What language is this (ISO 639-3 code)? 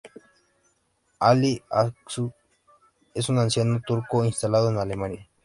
spa